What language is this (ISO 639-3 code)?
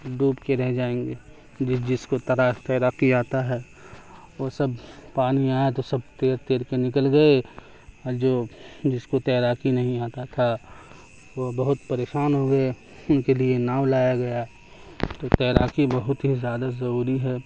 urd